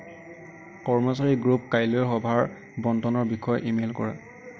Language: Assamese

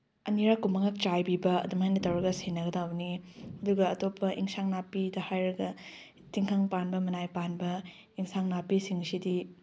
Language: Manipuri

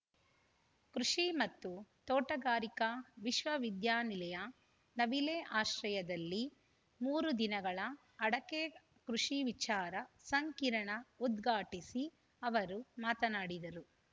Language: Kannada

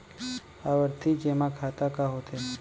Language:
Chhattisgarhi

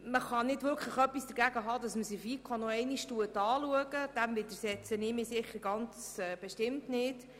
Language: Swiss German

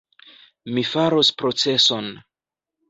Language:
Esperanto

